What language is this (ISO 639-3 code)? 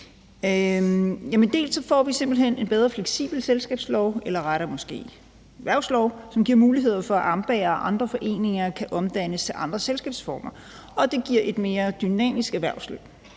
dan